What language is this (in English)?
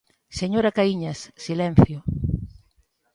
Galician